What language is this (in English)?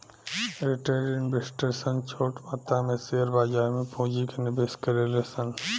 Bhojpuri